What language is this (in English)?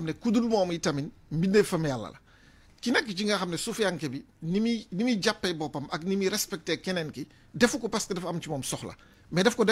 Arabic